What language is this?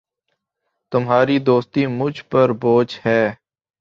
Urdu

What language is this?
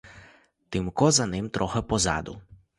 Ukrainian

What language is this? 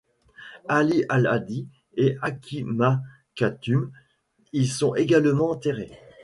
French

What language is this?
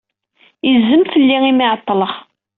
Kabyle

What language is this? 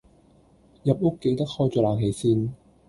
Cantonese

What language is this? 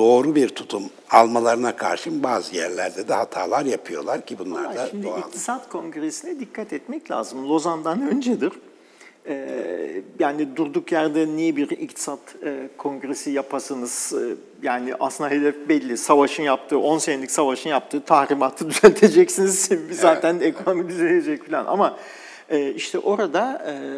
Turkish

